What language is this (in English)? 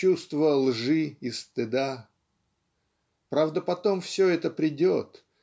Russian